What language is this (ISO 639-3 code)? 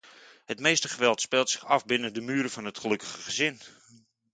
nld